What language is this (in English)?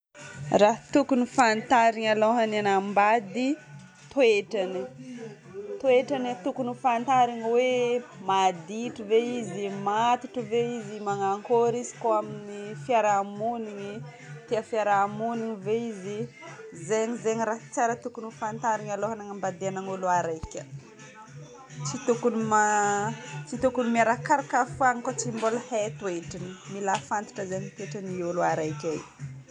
Northern Betsimisaraka Malagasy